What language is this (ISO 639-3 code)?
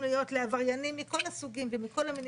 heb